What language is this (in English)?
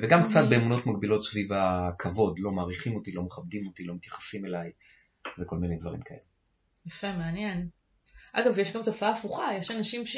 Hebrew